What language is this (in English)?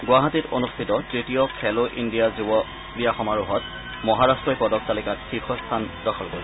Assamese